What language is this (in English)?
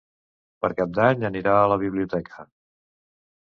Catalan